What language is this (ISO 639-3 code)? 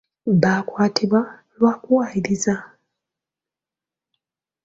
lug